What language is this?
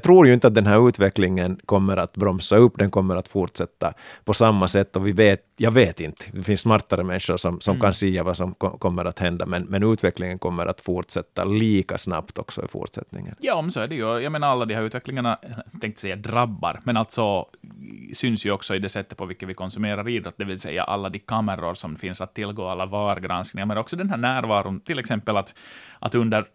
Swedish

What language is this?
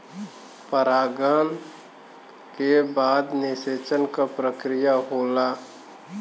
Bhojpuri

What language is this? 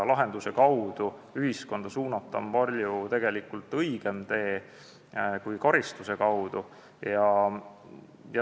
Estonian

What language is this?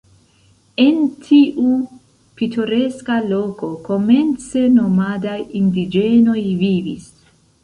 Esperanto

